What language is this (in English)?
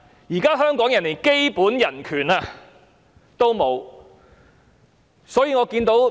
Cantonese